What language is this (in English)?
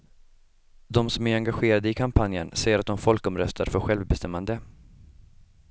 Swedish